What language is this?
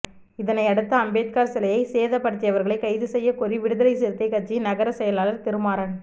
Tamil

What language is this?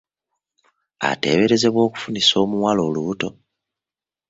Ganda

